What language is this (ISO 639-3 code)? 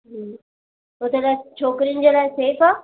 snd